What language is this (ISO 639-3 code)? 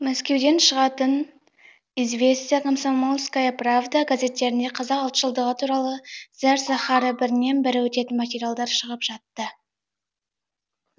kaz